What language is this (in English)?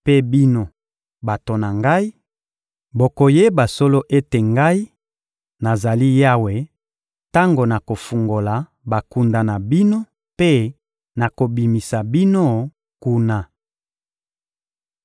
Lingala